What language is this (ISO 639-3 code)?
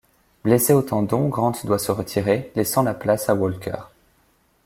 fra